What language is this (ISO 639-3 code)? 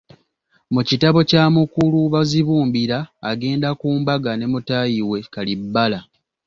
lug